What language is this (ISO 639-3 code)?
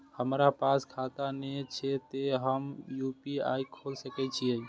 mai